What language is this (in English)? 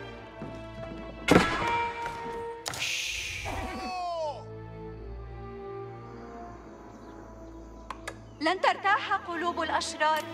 Arabic